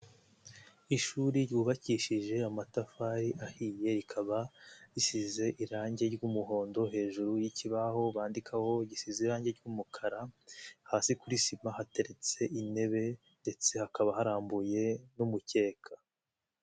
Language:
Kinyarwanda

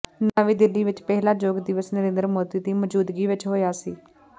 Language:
Punjabi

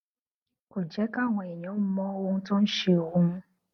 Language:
Yoruba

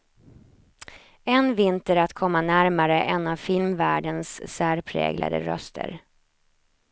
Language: Swedish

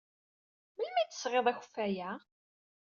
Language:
Kabyle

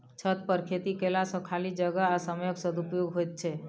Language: Maithili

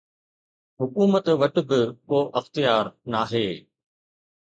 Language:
Sindhi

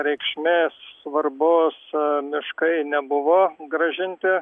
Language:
Lithuanian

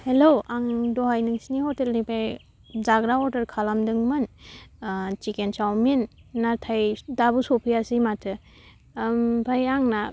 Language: Bodo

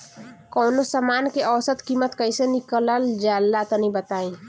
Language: Bhojpuri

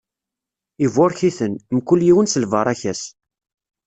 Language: Kabyle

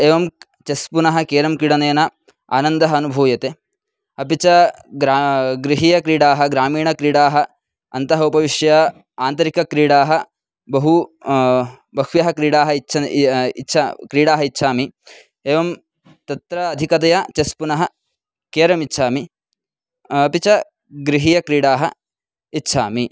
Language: Sanskrit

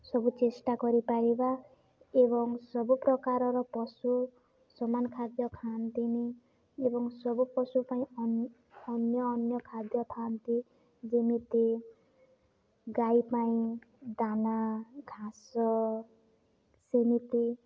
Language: Odia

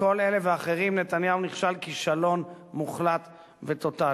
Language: Hebrew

